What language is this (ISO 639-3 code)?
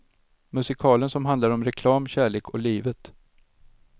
swe